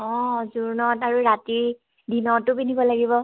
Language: Assamese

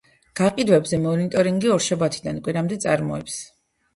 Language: Georgian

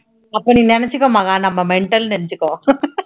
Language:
Tamil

